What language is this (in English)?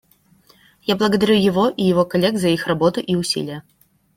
Russian